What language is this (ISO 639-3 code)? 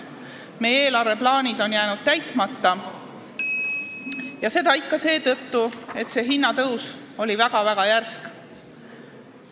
est